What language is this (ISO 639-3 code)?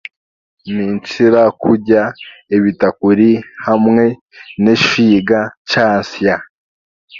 cgg